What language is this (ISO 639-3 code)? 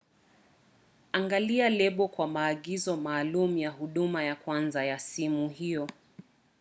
swa